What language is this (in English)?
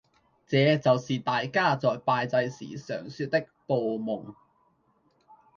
Cantonese